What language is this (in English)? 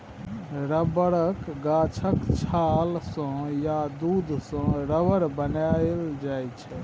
Maithili